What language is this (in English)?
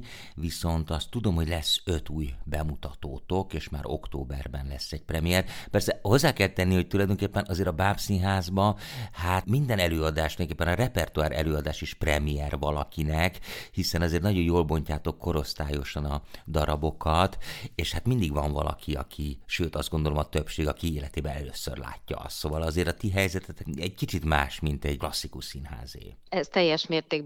Hungarian